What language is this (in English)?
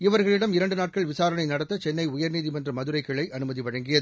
Tamil